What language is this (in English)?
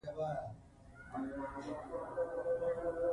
Pashto